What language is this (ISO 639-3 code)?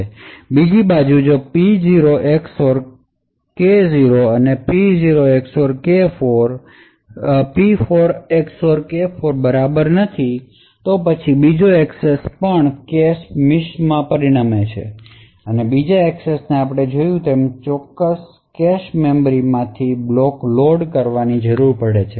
guj